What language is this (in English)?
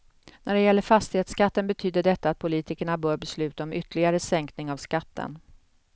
Swedish